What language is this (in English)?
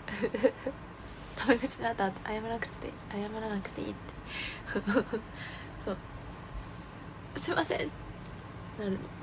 Japanese